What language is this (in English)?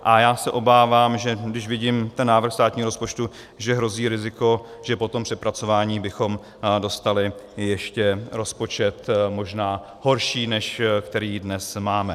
Czech